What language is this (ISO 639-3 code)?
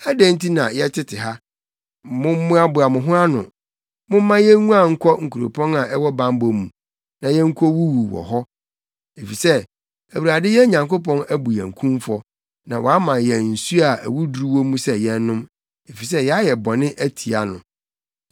aka